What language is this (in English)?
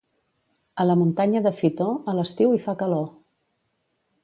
Catalan